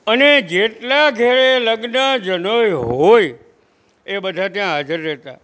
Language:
Gujarati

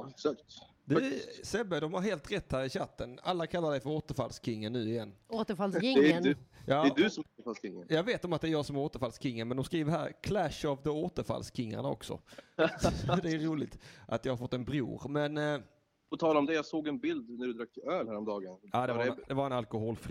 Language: Swedish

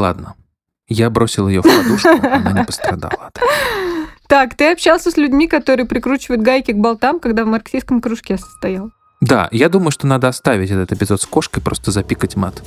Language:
Russian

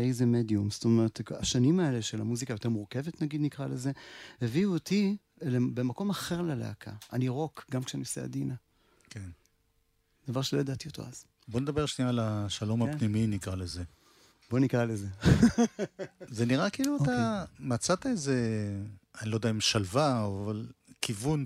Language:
Hebrew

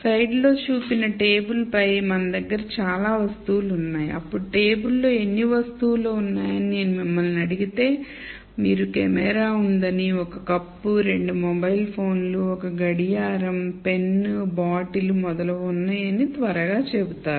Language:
Telugu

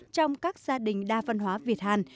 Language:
Vietnamese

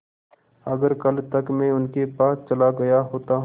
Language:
Hindi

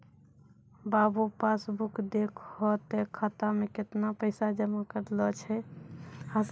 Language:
Maithili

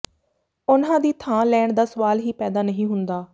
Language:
Punjabi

